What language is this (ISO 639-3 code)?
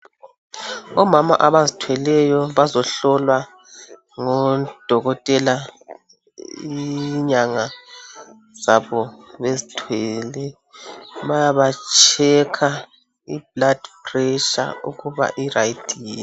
nde